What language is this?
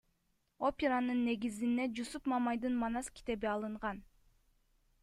Kyrgyz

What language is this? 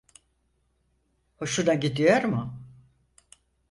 Turkish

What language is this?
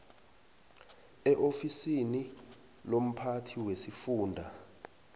South Ndebele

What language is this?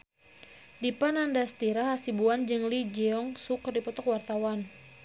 Sundanese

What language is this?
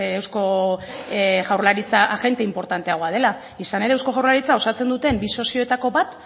Basque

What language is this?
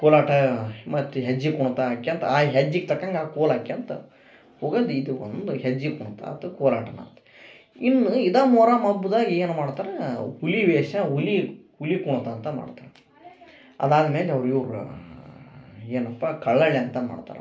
Kannada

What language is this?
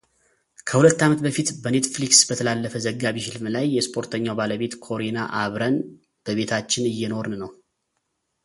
Amharic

